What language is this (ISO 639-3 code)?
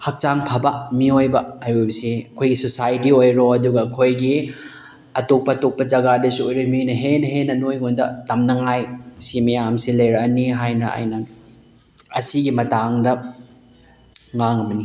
mni